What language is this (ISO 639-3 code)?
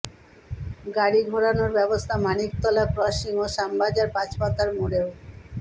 ben